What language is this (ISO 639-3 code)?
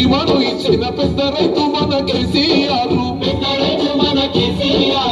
tel